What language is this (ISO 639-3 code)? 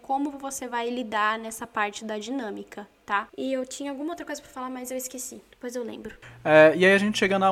por